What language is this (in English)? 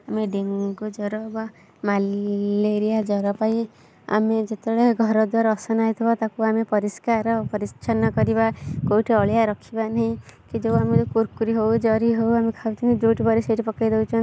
Odia